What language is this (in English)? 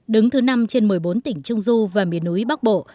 Vietnamese